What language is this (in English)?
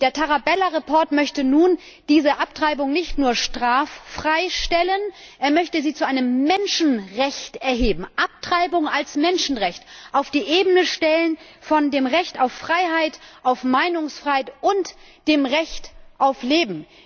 German